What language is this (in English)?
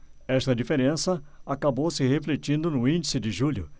Portuguese